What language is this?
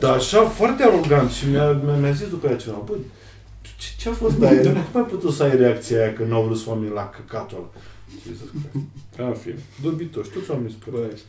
Romanian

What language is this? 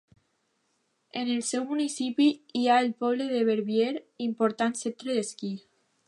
Catalan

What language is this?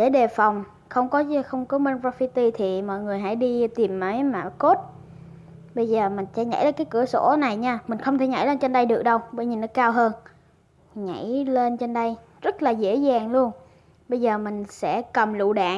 Vietnamese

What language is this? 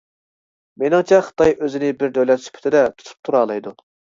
Uyghur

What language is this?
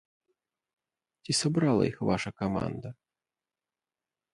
Belarusian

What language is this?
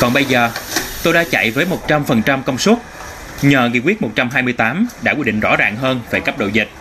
Vietnamese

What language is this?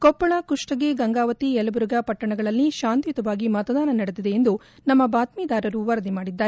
Kannada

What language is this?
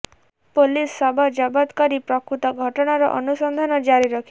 Odia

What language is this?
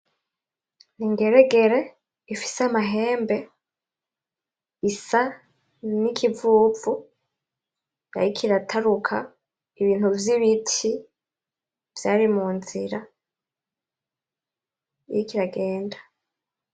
Rundi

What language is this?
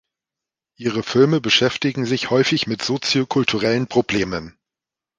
German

